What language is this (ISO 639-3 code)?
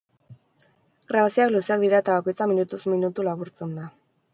eus